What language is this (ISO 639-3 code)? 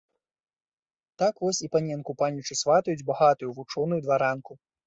bel